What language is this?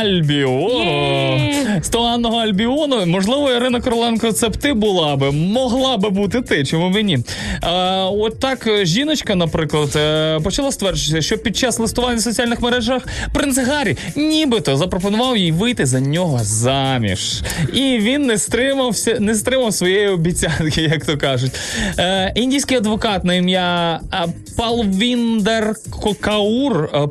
Ukrainian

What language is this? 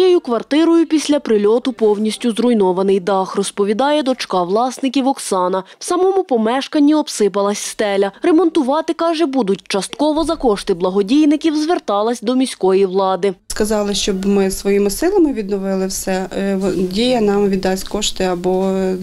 Ukrainian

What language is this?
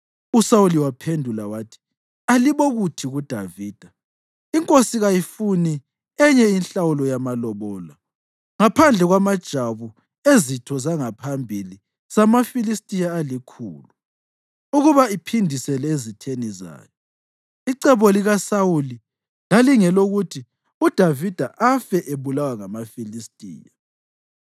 North Ndebele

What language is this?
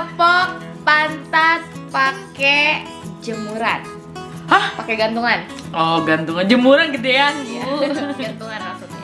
Indonesian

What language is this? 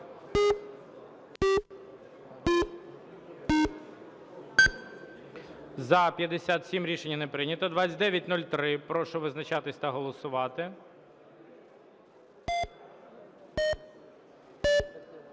Ukrainian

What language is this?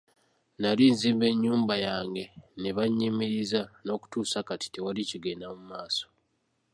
Ganda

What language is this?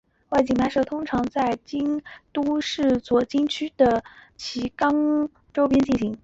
Chinese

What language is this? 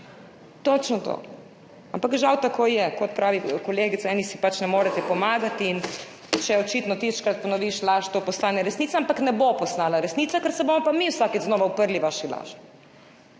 Slovenian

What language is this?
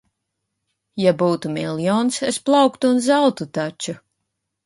Latvian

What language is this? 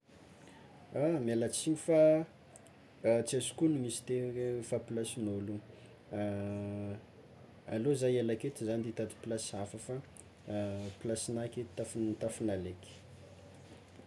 Tsimihety Malagasy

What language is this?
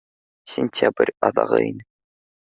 Bashkir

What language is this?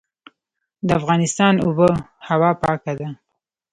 Pashto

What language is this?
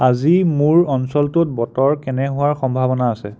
Assamese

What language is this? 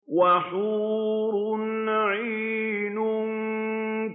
Arabic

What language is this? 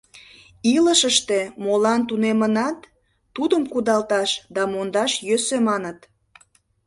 Mari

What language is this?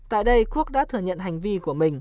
Vietnamese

